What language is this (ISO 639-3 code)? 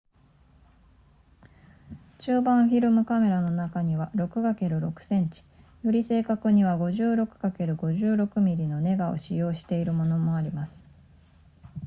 jpn